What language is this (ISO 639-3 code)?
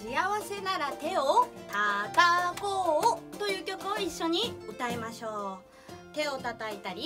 jpn